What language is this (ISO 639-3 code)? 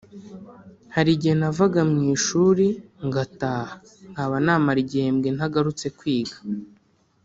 kin